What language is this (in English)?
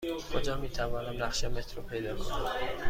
Persian